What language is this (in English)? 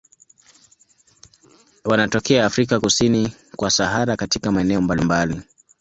Swahili